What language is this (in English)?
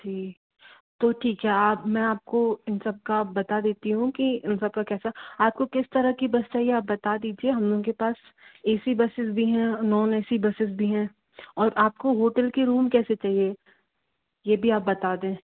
Hindi